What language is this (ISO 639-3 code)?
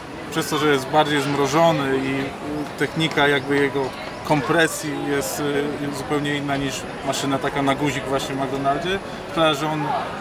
pol